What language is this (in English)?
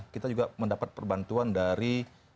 Indonesian